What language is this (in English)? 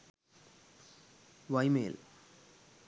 Sinhala